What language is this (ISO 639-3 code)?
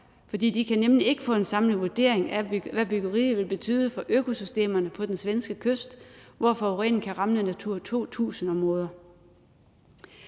dan